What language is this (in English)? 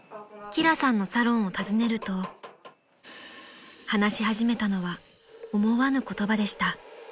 Japanese